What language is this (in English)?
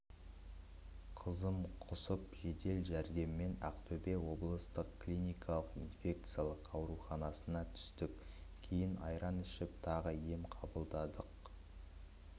Kazakh